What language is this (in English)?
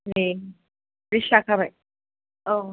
Bodo